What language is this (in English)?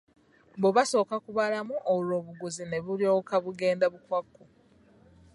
Ganda